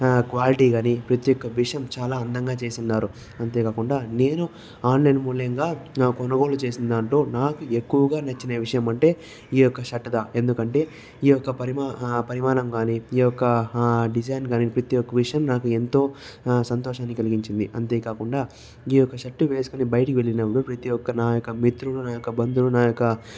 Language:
Telugu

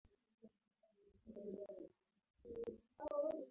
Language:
Swahili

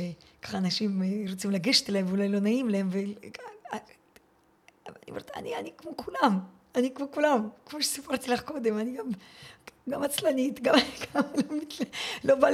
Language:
Hebrew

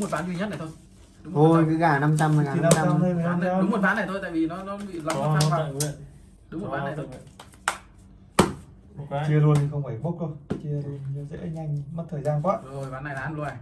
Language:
Vietnamese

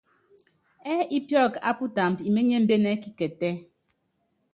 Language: Yangben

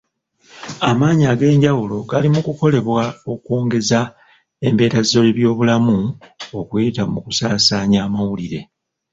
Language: Ganda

